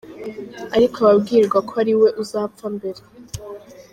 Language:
Kinyarwanda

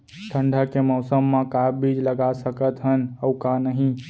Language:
Chhattisgarhi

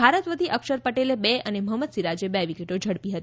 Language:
Gujarati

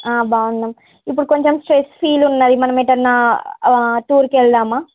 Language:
Telugu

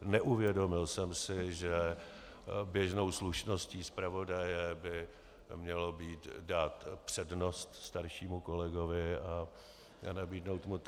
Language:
Czech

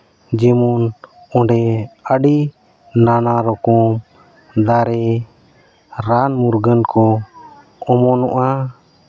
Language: Santali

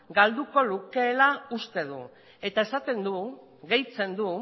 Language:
Basque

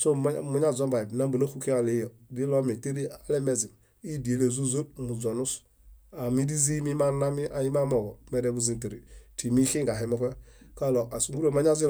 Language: Bayot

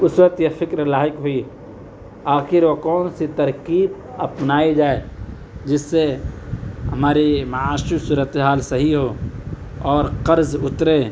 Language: Urdu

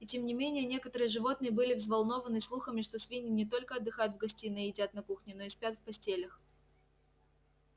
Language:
Russian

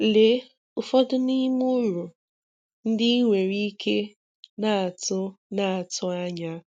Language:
Igbo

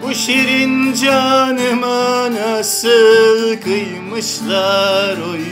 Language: Turkish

